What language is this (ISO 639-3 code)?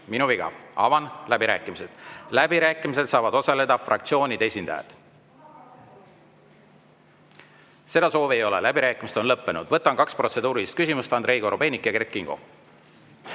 est